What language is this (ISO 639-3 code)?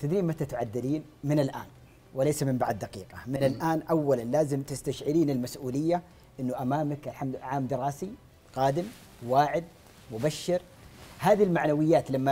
ara